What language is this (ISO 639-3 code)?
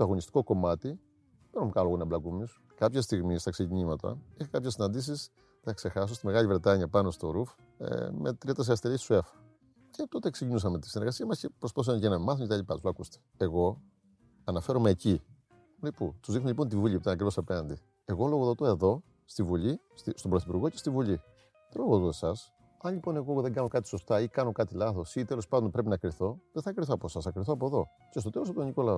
ell